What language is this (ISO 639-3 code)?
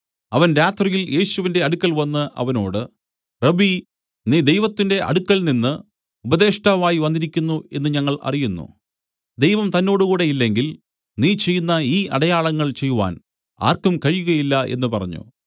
mal